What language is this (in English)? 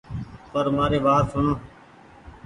Goaria